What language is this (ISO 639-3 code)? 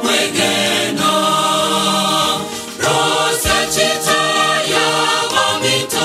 ron